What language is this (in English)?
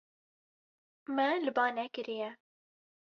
Kurdish